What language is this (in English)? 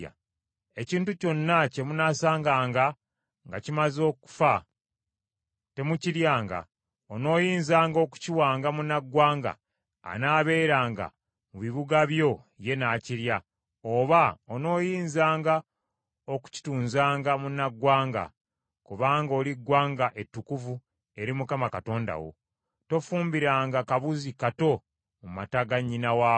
Ganda